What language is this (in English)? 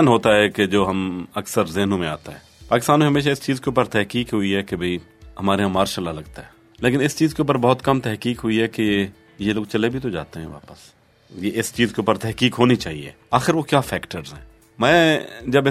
Urdu